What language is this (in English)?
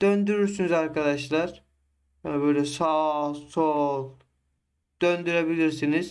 Turkish